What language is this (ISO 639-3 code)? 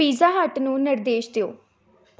pan